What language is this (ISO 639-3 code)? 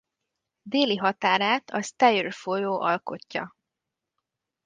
hun